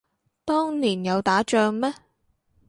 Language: Cantonese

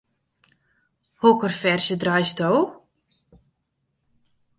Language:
Western Frisian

